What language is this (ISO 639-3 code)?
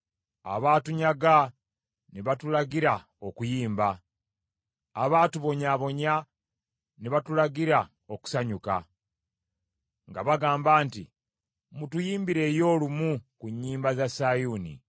lug